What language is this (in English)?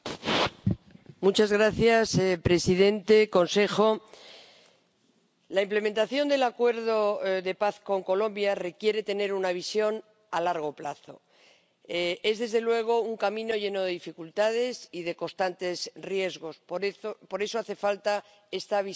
Spanish